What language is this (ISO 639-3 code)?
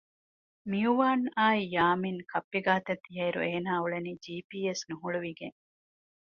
div